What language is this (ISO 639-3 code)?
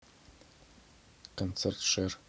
rus